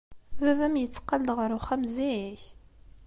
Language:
Kabyle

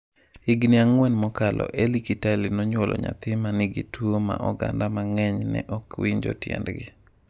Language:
Luo (Kenya and Tanzania)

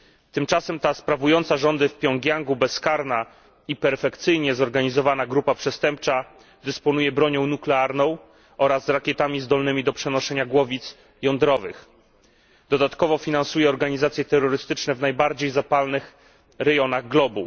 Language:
Polish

